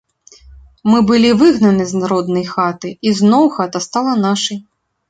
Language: Belarusian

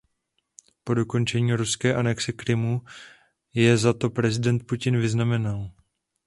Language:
Czech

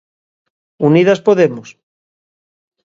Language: Galician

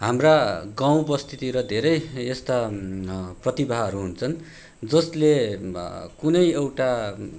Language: Nepali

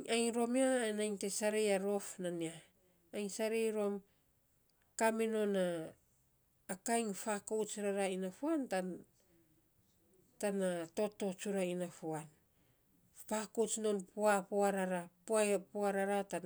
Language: Saposa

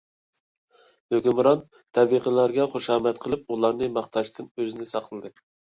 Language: Uyghur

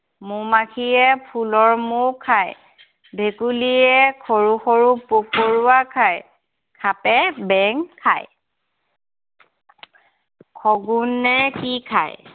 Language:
Assamese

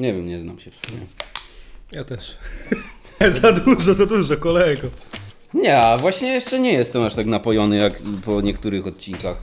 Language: Polish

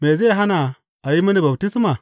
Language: Hausa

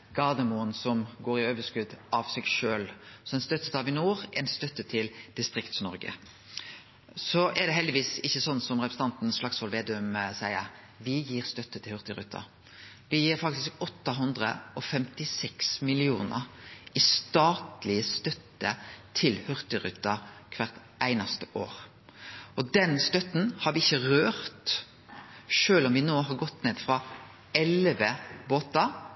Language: Norwegian Nynorsk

